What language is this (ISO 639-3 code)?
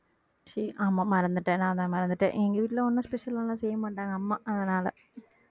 tam